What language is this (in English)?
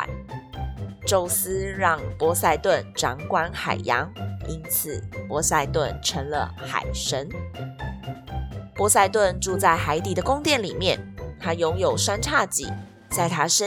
Chinese